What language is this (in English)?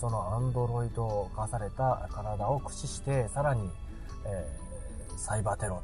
Japanese